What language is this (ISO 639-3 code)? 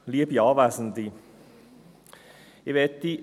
gsw